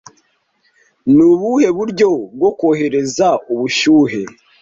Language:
Kinyarwanda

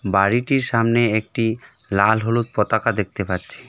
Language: Bangla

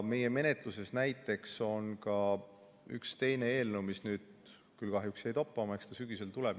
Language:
Estonian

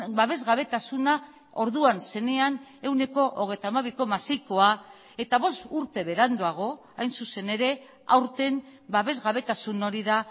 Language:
Basque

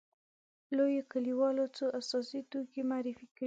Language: Pashto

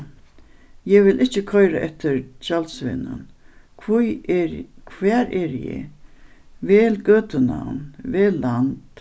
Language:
Faroese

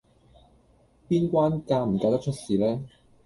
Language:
Cantonese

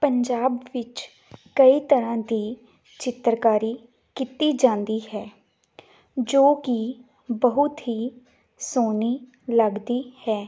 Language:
Punjabi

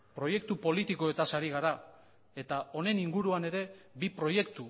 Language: Basque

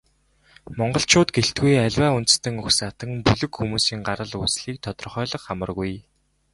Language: Mongolian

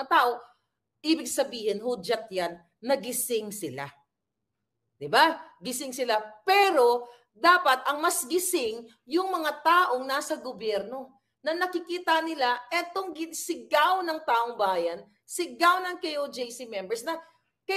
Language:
Filipino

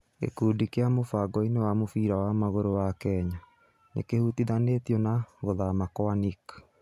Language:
Kikuyu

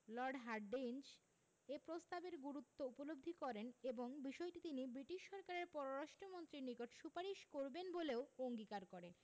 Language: Bangla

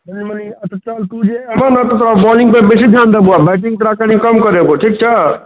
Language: Maithili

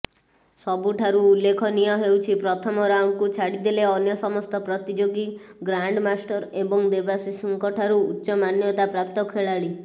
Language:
Odia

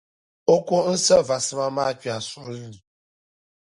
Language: Dagbani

